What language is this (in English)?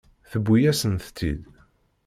Kabyle